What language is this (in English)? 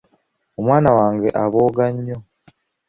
Ganda